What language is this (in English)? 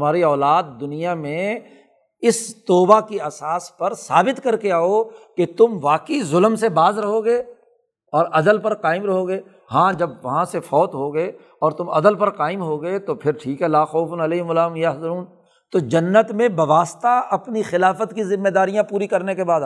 Urdu